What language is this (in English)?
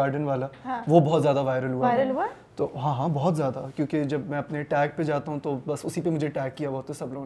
Urdu